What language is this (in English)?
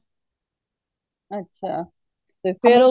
Punjabi